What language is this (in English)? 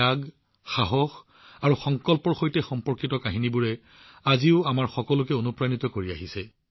Assamese